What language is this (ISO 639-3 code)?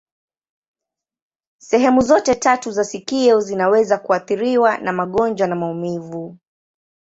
swa